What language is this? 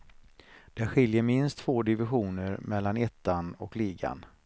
Swedish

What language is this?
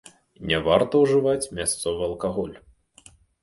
Belarusian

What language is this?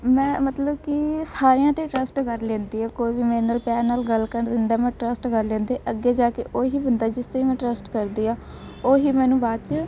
Punjabi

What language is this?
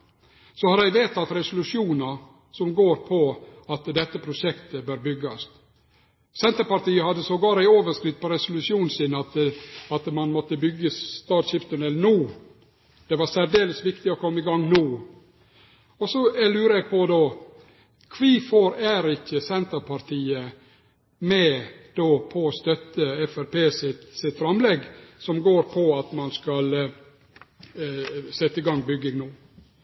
Norwegian Nynorsk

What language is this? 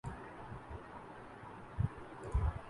Urdu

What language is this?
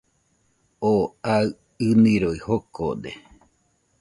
Nüpode Huitoto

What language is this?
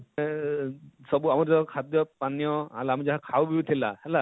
Odia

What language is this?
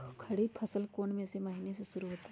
Magahi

